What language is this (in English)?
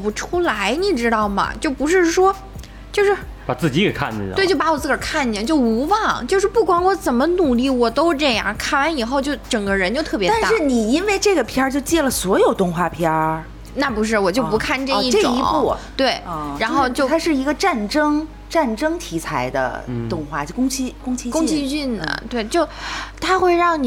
Chinese